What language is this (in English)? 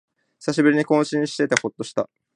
Japanese